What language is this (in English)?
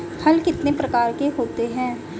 Hindi